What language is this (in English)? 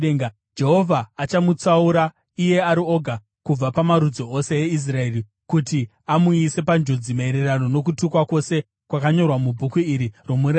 Shona